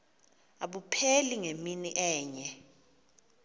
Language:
Xhosa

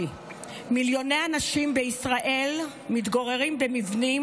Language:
Hebrew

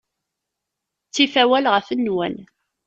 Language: Kabyle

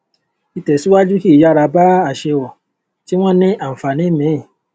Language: Yoruba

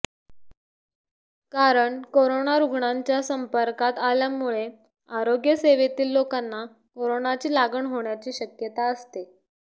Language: Marathi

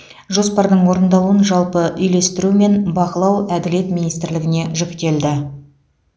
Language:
Kazakh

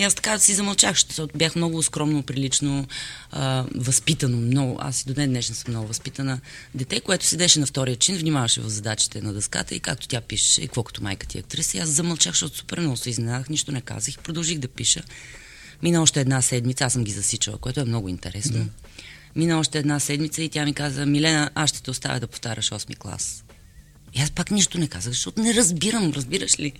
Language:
Bulgarian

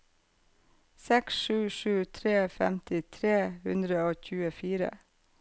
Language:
Norwegian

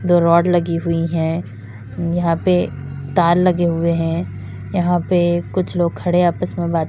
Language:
Hindi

